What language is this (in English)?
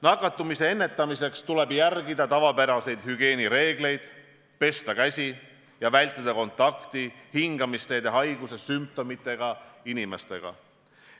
Estonian